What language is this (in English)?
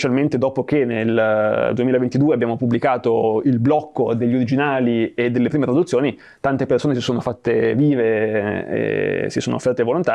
Italian